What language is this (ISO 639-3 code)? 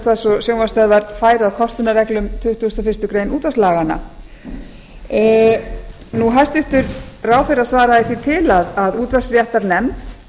isl